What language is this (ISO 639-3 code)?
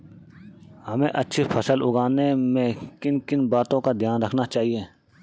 hin